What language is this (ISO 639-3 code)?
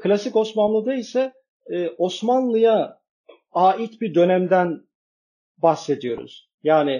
tur